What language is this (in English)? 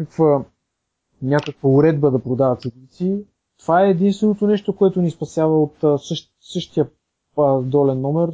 Bulgarian